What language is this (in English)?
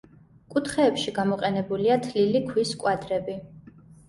Georgian